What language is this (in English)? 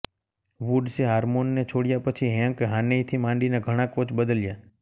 Gujarati